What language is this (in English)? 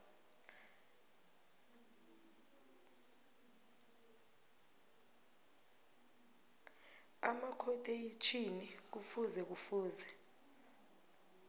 South Ndebele